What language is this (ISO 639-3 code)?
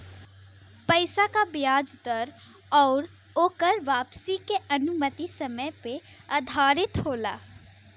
bho